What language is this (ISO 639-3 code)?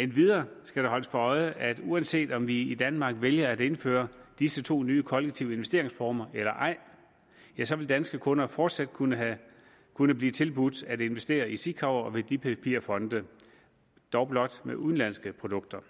dan